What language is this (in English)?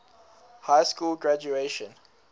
English